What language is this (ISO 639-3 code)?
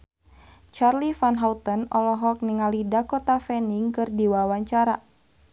sun